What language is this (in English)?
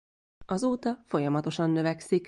Hungarian